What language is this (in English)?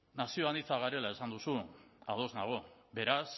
Basque